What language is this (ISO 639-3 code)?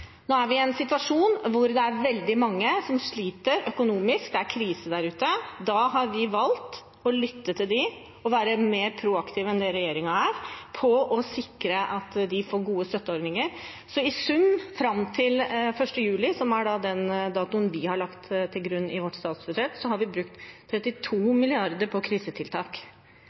nob